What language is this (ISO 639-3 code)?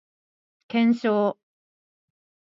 jpn